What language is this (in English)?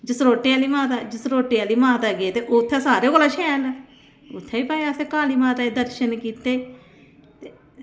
Dogri